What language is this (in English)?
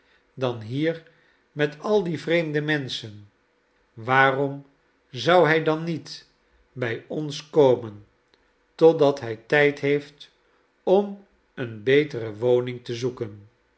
Dutch